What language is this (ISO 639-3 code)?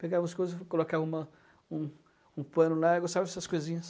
por